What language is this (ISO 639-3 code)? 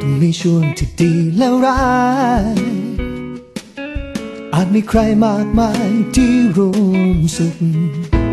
tha